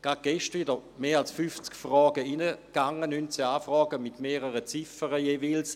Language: Swiss German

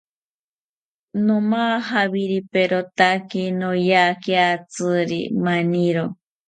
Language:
South Ucayali Ashéninka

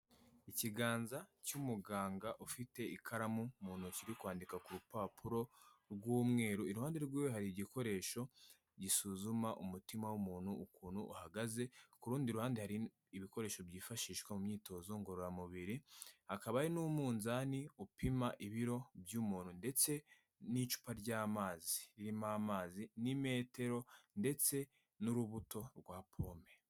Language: Kinyarwanda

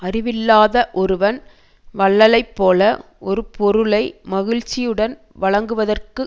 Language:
Tamil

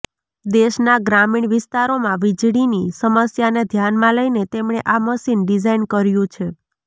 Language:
Gujarati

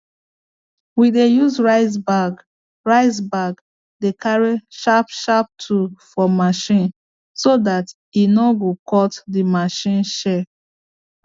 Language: Nigerian Pidgin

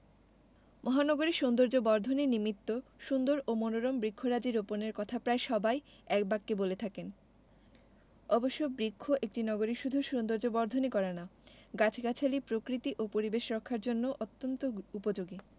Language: Bangla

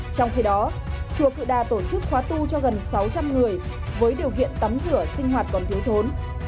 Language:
Vietnamese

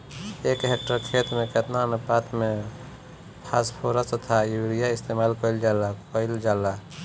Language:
Bhojpuri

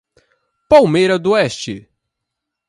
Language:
Portuguese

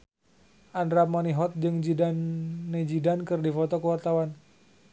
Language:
Sundanese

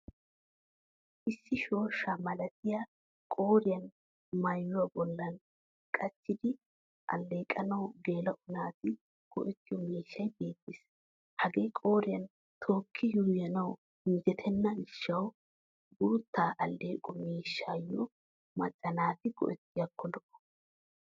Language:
Wolaytta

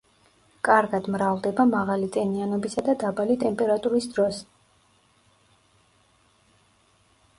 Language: Georgian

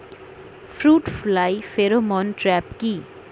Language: Bangla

